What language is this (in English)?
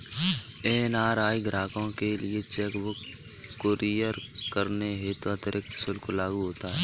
Hindi